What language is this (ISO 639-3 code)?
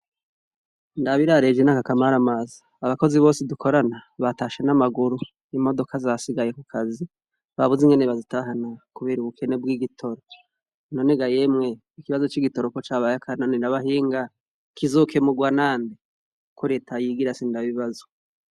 run